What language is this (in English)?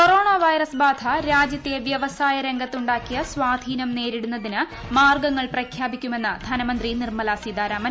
Malayalam